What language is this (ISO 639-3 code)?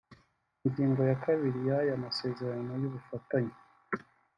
kin